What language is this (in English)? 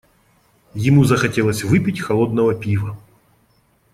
Russian